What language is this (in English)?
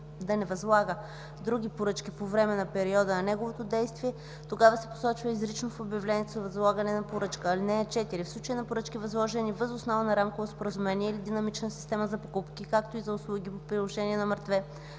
Bulgarian